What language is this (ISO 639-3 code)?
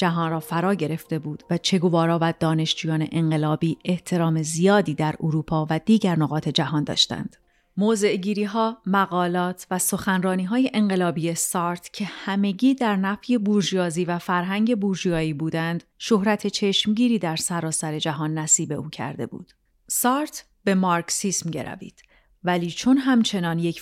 fas